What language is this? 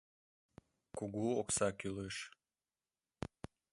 Mari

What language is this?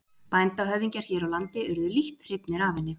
Icelandic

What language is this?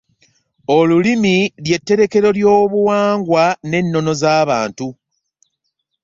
Ganda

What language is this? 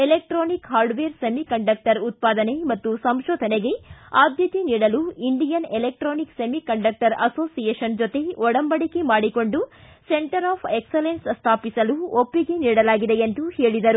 Kannada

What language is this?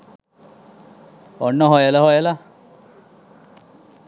Sinhala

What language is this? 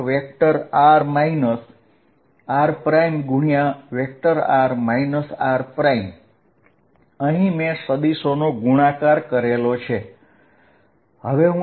Gujarati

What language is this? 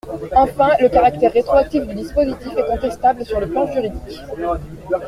French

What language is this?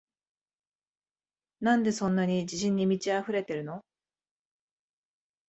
Japanese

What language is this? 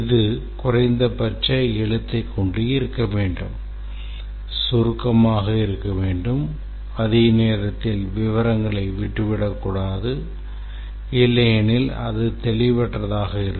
Tamil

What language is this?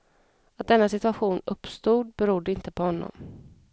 Swedish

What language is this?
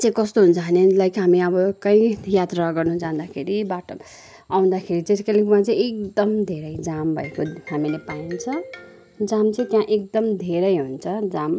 Nepali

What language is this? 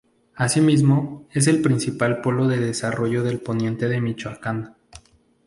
Spanish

